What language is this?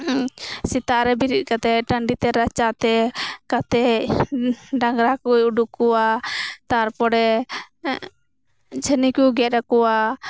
Santali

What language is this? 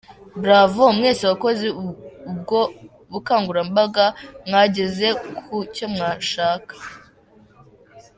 Kinyarwanda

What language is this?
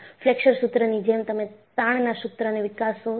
Gujarati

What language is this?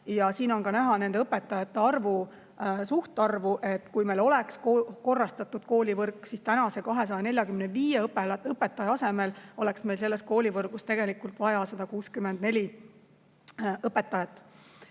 Estonian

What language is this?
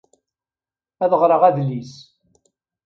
Kabyle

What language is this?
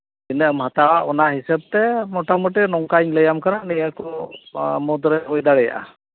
Santali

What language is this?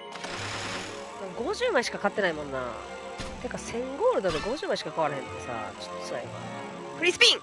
Japanese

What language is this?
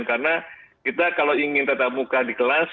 Indonesian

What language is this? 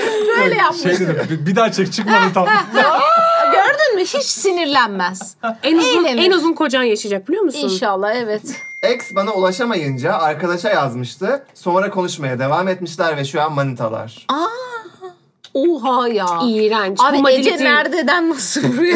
Turkish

